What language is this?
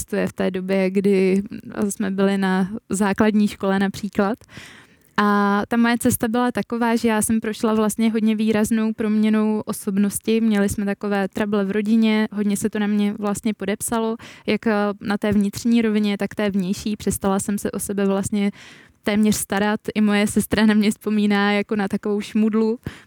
Czech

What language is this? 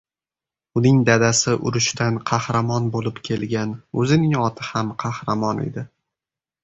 Uzbek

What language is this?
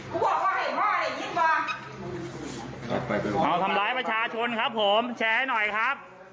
Thai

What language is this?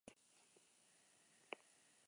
Basque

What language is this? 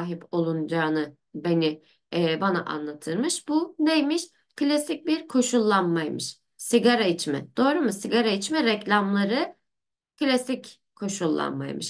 Turkish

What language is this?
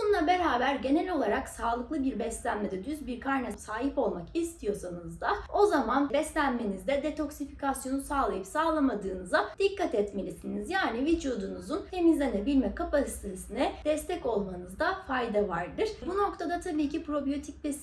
Turkish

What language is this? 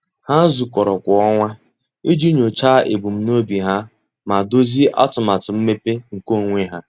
Igbo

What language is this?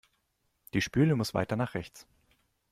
German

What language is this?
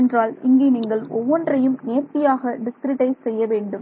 Tamil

